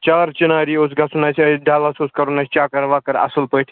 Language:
Kashmiri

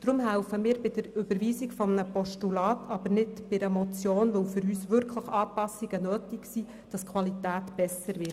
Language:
Swiss German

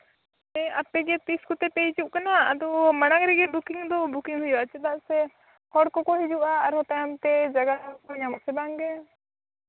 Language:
Santali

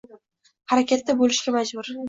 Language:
Uzbek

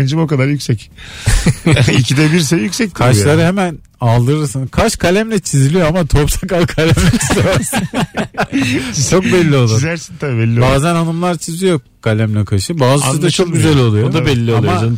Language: Turkish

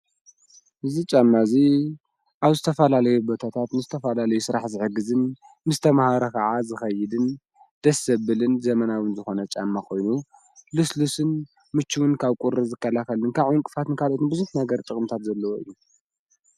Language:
Tigrinya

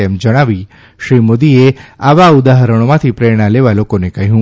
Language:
Gujarati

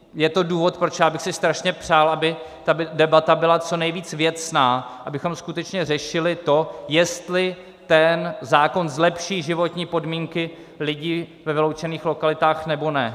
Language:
Czech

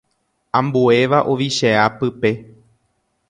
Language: Guarani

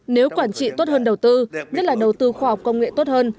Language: Vietnamese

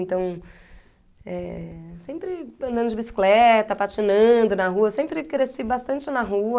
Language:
Portuguese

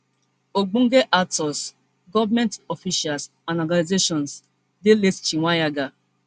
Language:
Nigerian Pidgin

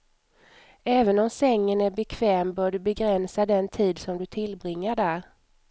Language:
Swedish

